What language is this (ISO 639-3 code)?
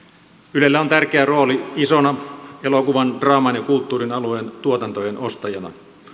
fin